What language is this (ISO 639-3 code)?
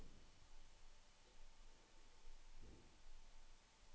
nor